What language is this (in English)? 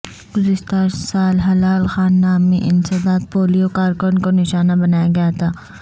Urdu